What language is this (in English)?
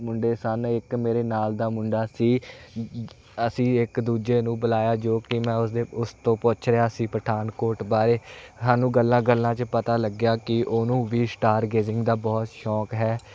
Punjabi